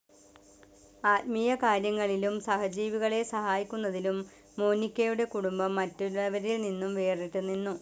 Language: Malayalam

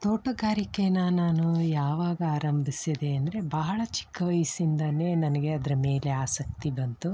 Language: Kannada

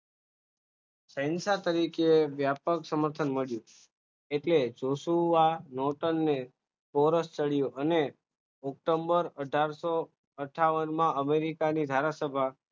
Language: Gujarati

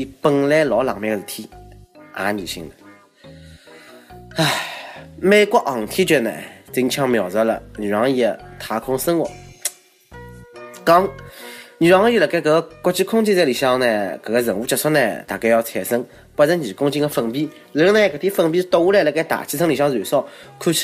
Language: Chinese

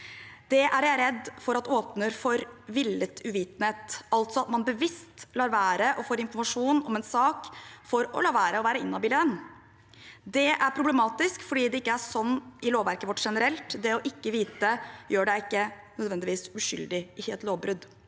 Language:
Norwegian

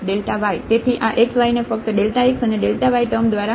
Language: Gujarati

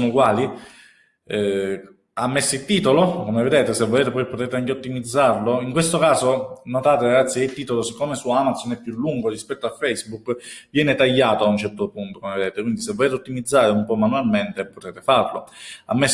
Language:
Italian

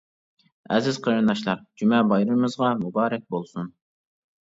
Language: Uyghur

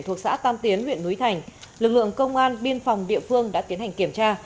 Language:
Vietnamese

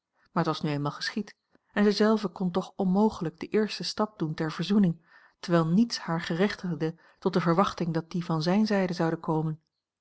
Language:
Dutch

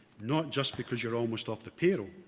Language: English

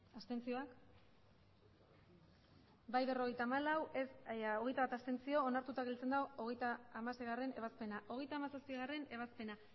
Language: Basque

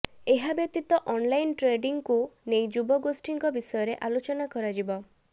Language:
Odia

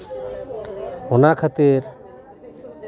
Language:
Santali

